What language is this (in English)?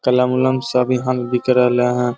Magahi